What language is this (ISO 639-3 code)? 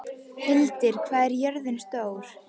isl